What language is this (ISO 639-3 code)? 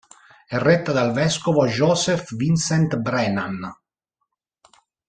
ita